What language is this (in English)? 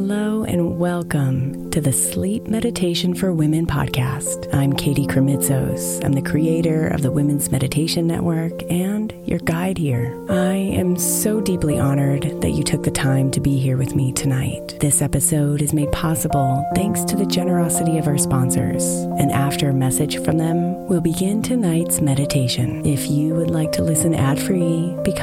English